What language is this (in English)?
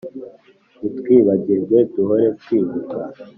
Kinyarwanda